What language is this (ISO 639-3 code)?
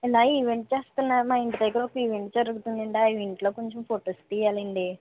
tel